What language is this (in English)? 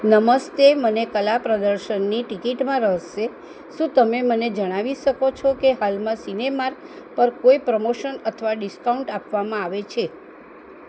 Gujarati